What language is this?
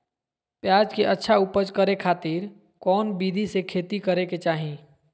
Magahi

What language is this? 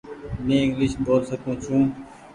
Goaria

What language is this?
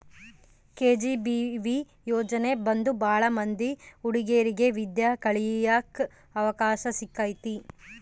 Kannada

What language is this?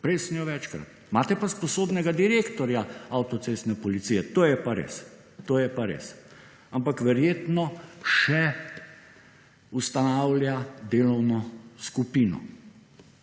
Slovenian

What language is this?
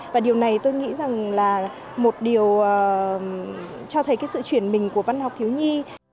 Vietnamese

